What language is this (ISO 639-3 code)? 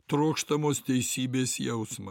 lit